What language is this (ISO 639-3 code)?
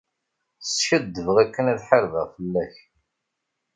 kab